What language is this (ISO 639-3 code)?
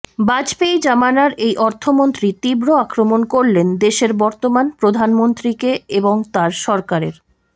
ben